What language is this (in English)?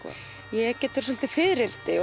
Icelandic